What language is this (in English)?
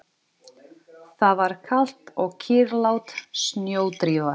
Icelandic